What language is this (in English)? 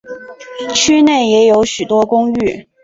Chinese